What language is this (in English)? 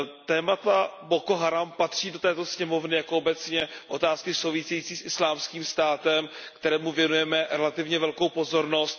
Czech